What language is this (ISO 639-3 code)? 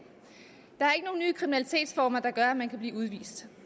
dan